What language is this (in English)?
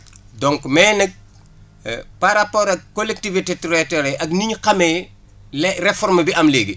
Wolof